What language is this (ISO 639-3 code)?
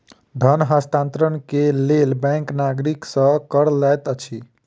mai